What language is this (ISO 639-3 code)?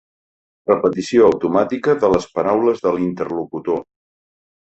cat